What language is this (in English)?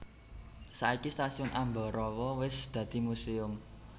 Javanese